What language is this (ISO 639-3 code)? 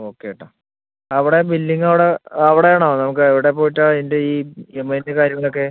mal